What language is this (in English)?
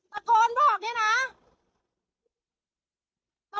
Thai